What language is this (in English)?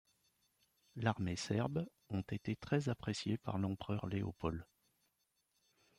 French